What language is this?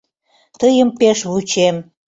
Mari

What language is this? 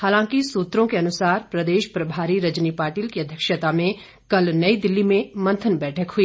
Hindi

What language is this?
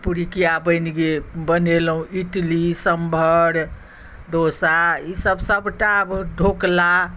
Maithili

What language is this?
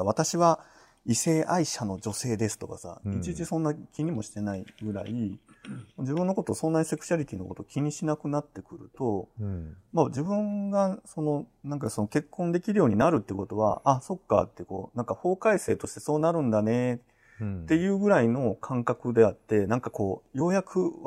Japanese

